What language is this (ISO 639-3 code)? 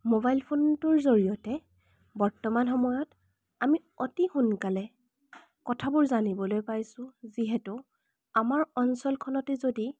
asm